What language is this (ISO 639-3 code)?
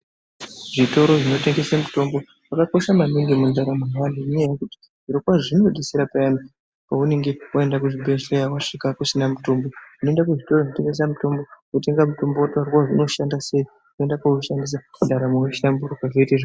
ndc